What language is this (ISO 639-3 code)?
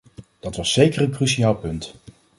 nld